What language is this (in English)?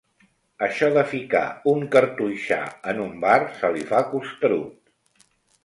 Catalan